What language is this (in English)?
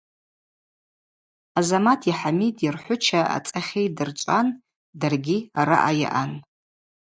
Abaza